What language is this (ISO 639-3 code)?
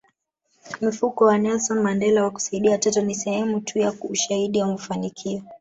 swa